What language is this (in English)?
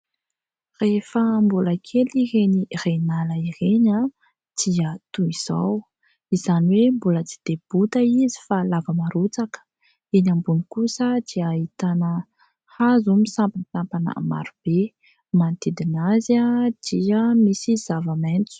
Malagasy